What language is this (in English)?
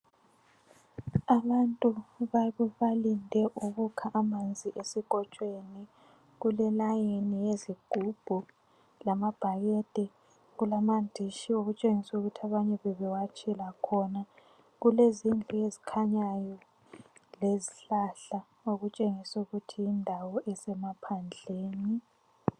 North Ndebele